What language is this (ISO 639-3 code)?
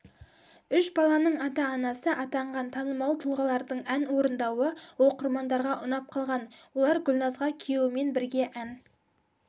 kaz